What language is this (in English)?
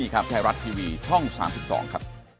Thai